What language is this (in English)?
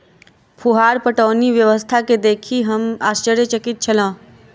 Maithili